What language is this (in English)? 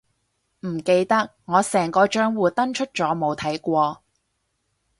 Cantonese